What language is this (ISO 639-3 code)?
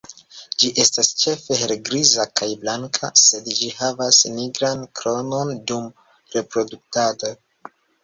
epo